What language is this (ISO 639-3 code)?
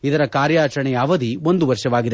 kan